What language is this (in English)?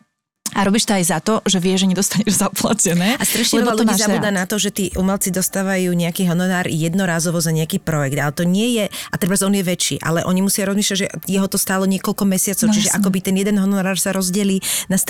Slovak